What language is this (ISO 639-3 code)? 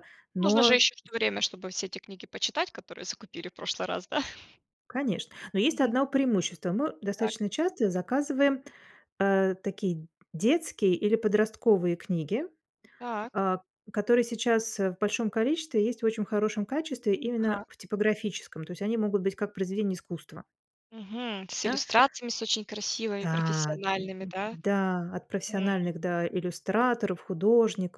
rus